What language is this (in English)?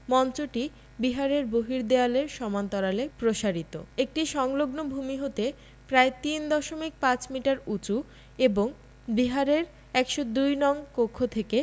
Bangla